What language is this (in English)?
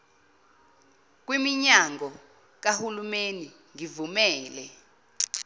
Zulu